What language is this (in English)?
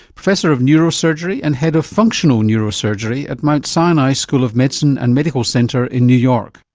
English